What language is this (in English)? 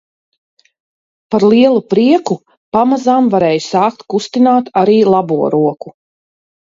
Latvian